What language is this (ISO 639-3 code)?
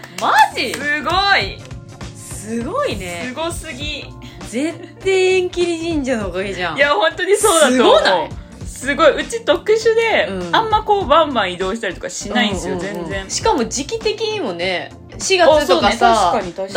jpn